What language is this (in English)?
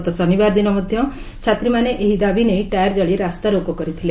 Odia